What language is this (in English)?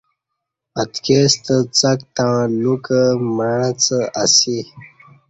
Kati